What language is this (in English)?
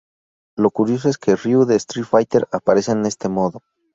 Spanish